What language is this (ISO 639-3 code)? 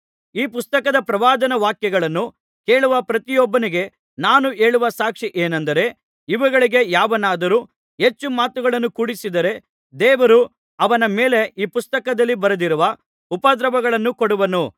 kan